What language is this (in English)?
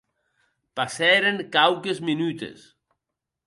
Occitan